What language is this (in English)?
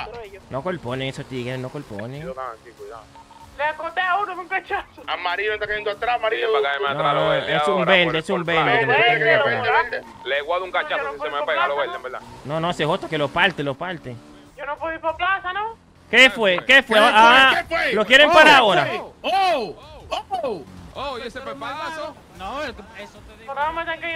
Spanish